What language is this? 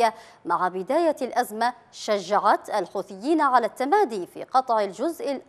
Arabic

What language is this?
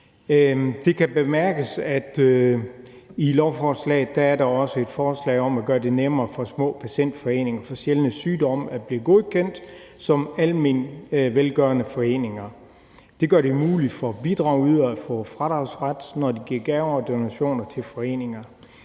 Danish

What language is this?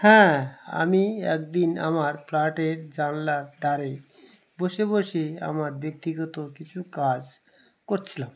Bangla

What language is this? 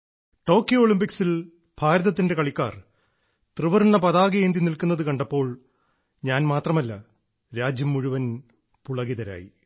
Malayalam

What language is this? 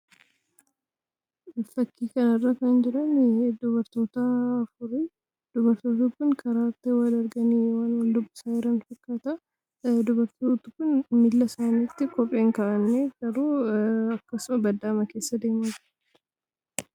Oromo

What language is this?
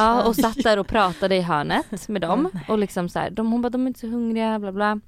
Swedish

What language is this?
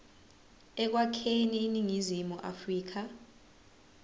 Zulu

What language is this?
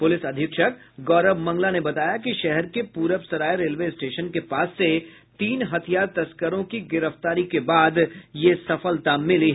Hindi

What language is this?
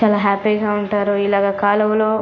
Telugu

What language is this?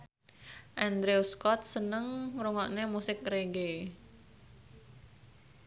Javanese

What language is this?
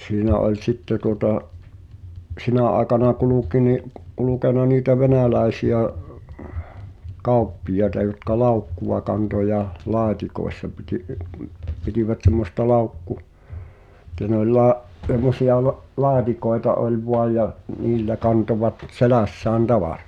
Finnish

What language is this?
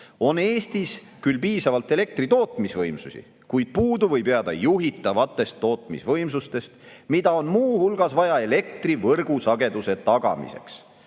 Estonian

